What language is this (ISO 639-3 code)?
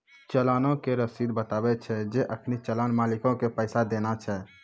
mai